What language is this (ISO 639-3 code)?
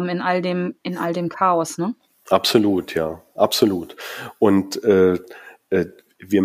deu